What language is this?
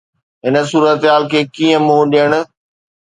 Sindhi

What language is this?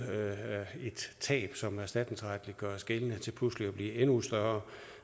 Danish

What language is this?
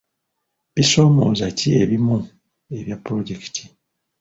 Ganda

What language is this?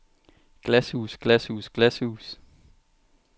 Danish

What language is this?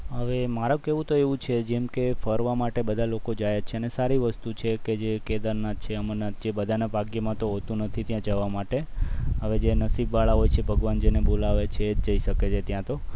Gujarati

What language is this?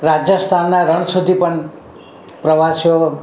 Gujarati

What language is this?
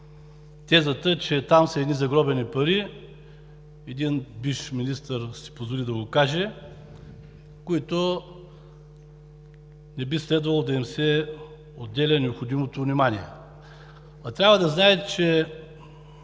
Bulgarian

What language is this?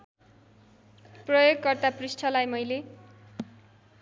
Nepali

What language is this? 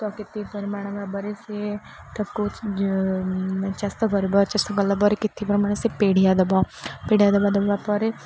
Odia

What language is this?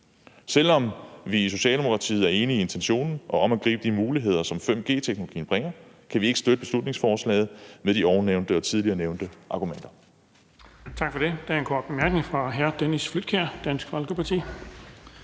Danish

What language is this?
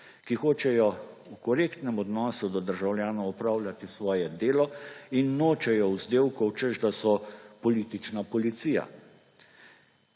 Slovenian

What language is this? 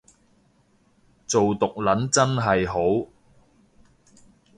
Cantonese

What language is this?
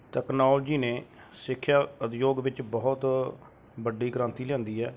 Punjabi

